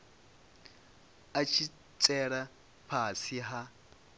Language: Venda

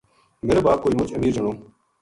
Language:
Gujari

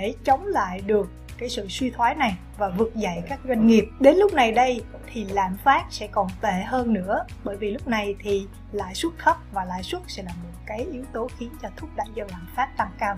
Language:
Vietnamese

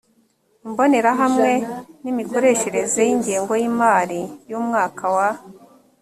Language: Kinyarwanda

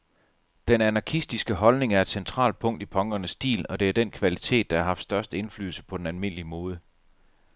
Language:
Danish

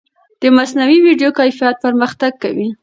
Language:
Pashto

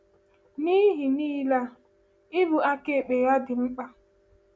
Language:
Igbo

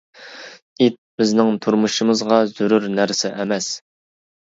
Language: Uyghur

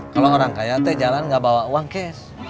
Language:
Indonesian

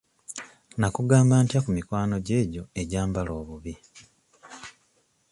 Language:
Ganda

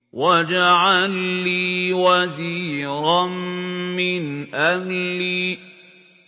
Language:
Arabic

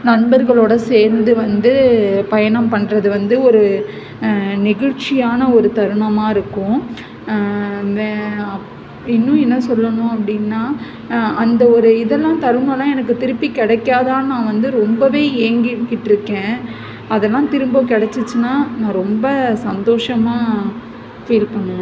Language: Tamil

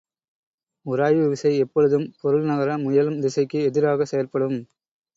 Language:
Tamil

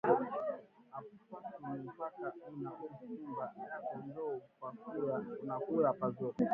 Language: Swahili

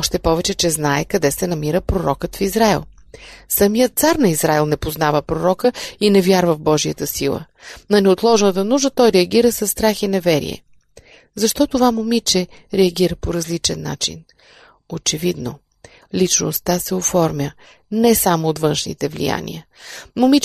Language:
Bulgarian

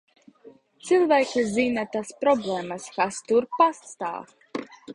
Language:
Latvian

